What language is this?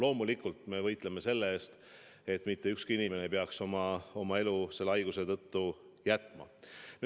Estonian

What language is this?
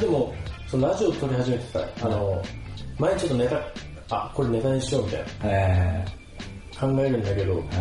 Japanese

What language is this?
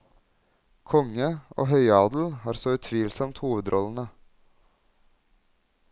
Norwegian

